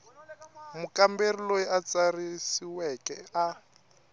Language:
Tsonga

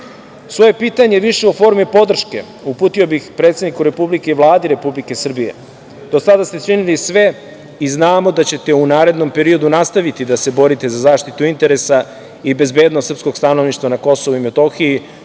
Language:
Serbian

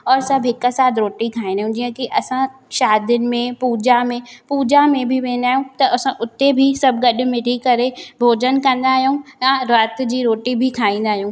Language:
Sindhi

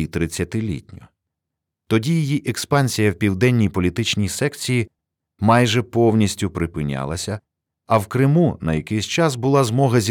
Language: Ukrainian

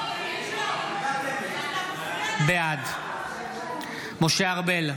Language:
Hebrew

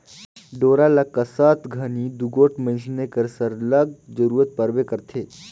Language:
Chhattisgarhi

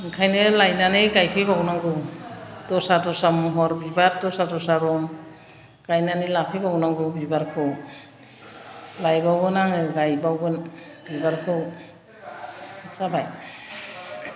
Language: Bodo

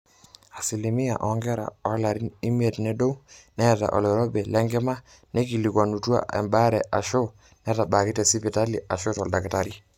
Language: Masai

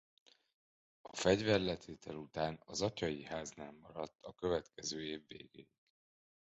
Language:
Hungarian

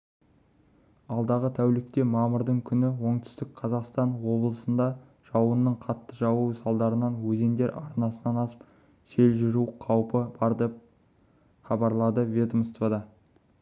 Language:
Kazakh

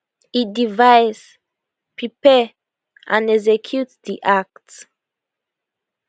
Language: Nigerian Pidgin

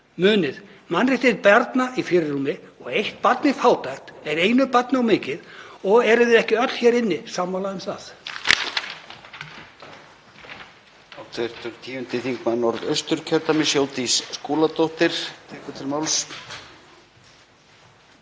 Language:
Icelandic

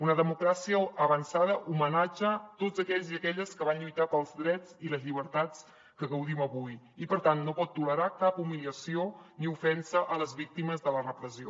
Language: Catalan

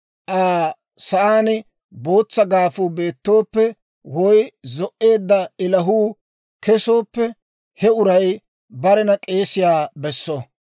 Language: Dawro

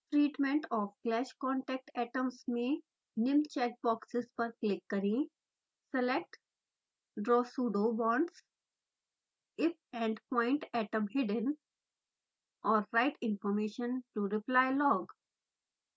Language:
Hindi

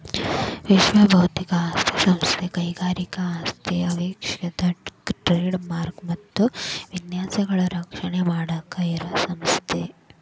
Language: Kannada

